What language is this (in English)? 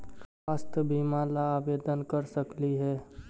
Magahi